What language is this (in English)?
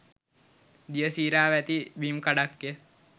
Sinhala